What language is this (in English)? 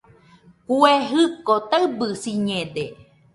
Nüpode Huitoto